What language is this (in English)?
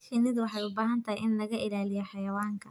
Somali